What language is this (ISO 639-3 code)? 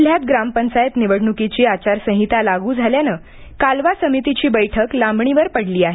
mar